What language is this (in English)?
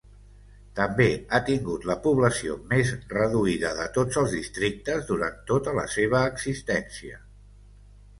Catalan